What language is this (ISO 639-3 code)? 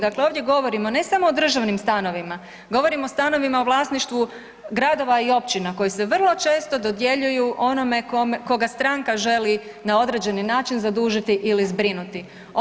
hrv